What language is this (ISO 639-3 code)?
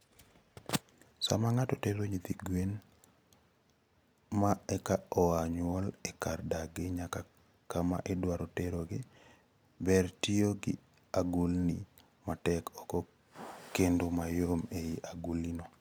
luo